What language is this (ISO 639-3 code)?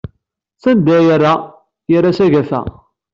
kab